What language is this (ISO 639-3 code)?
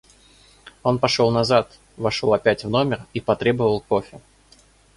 rus